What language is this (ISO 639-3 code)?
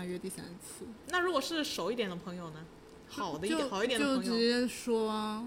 zho